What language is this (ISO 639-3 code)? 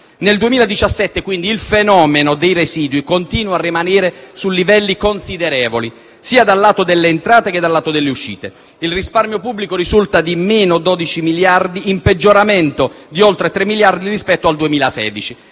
ita